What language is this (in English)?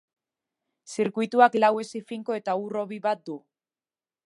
Basque